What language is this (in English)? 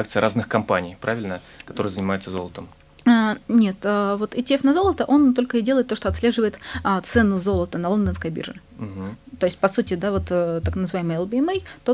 Russian